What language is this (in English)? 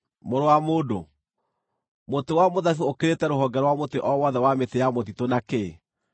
Kikuyu